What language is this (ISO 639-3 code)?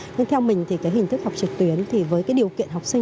vie